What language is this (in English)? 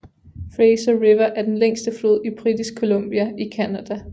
Danish